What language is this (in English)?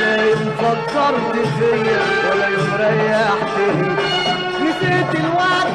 Arabic